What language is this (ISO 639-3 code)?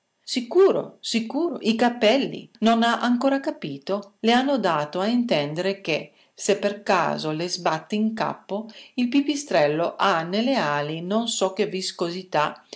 ita